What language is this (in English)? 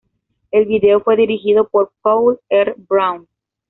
Spanish